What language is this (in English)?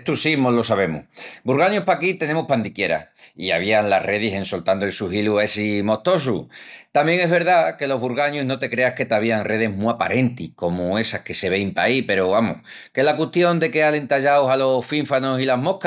Extremaduran